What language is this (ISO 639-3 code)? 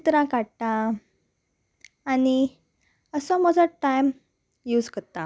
kok